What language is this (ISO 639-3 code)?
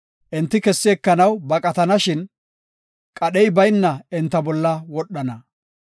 gof